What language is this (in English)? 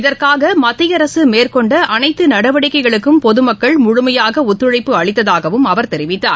Tamil